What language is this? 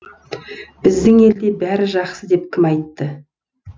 Kazakh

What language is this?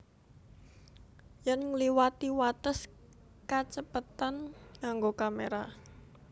Javanese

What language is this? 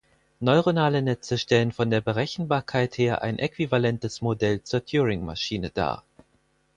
German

